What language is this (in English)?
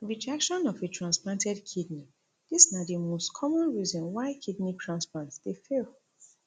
Nigerian Pidgin